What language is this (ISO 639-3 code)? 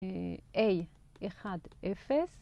heb